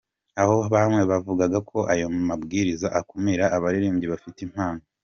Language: Kinyarwanda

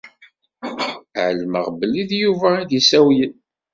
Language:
Kabyle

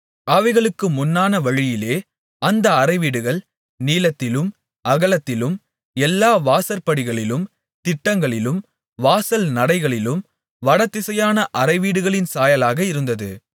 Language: Tamil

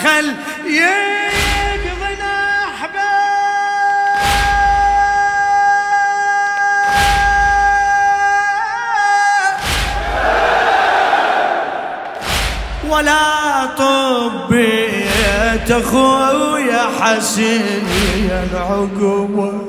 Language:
Arabic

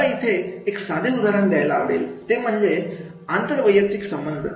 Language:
Marathi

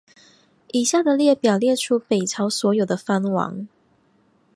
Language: Chinese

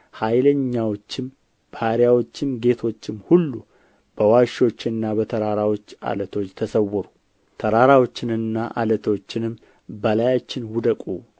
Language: Amharic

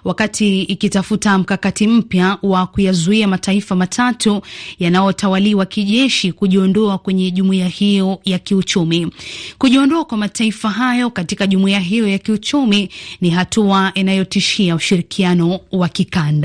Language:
Swahili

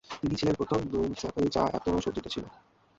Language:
Bangla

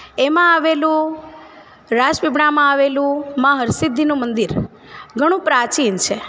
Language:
Gujarati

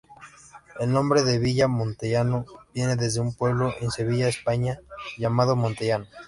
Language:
Spanish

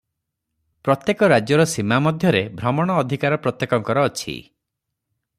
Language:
Odia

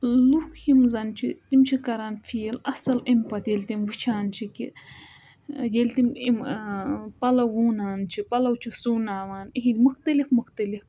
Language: Kashmiri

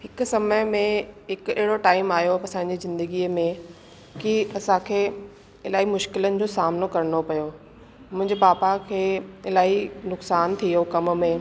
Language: Sindhi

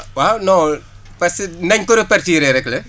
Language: Wolof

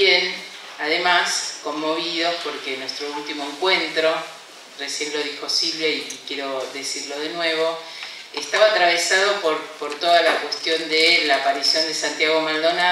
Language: Spanish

